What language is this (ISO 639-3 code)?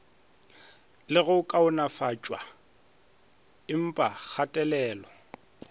nso